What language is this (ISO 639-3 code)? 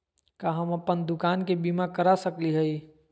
mag